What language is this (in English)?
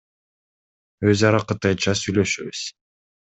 Kyrgyz